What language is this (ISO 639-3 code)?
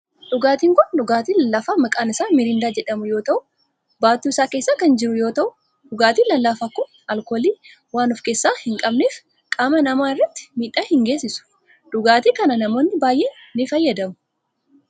orm